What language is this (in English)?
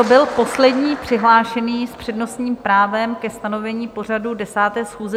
Czech